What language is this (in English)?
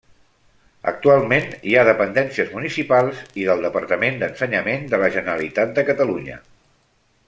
Catalan